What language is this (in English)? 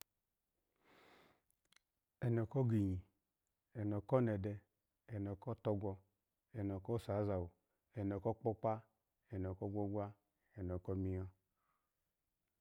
Alago